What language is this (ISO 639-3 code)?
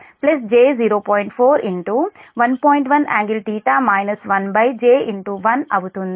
tel